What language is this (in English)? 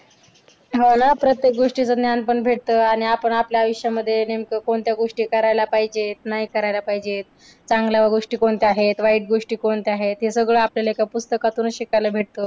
Marathi